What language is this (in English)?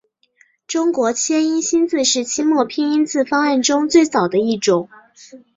Chinese